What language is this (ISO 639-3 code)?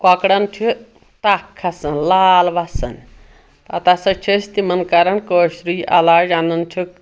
kas